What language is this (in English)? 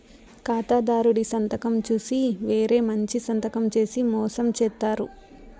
Telugu